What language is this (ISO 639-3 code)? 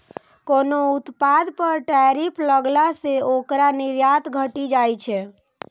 mai